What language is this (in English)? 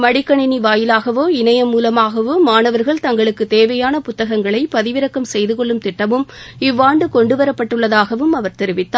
Tamil